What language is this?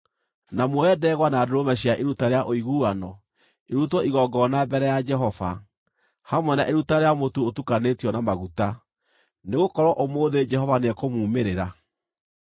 Kikuyu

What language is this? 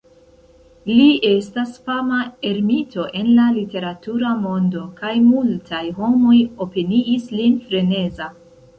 Esperanto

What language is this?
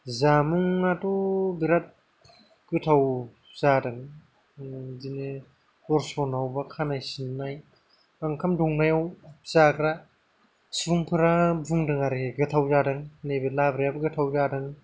Bodo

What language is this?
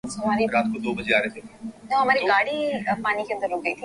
Urdu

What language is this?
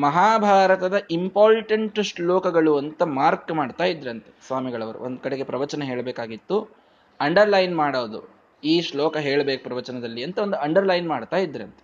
Kannada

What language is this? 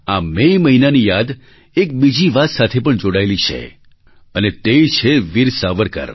Gujarati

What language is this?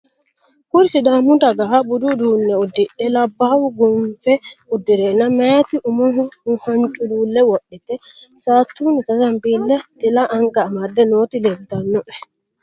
Sidamo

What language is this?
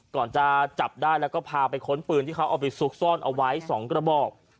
Thai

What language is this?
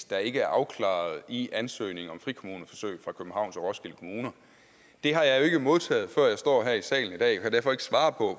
Danish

